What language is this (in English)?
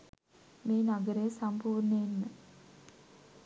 Sinhala